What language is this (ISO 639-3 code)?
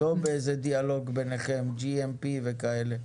heb